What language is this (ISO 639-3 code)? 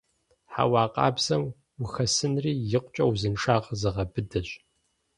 kbd